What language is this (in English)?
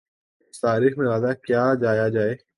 Urdu